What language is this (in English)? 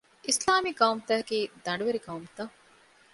Divehi